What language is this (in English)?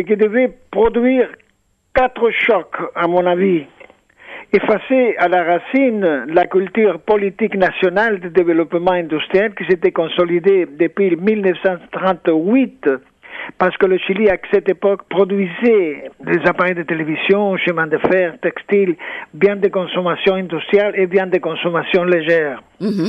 French